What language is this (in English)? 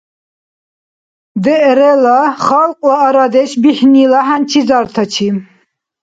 Dargwa